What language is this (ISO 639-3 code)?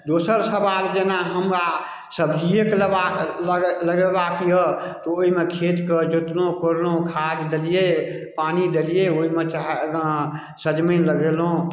mai